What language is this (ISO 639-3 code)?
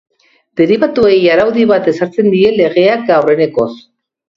eus